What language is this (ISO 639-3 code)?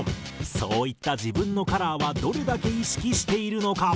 jpn